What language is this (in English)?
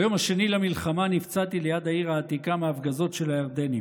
Hebrew